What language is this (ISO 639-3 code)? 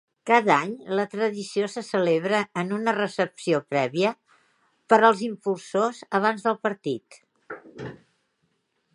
cat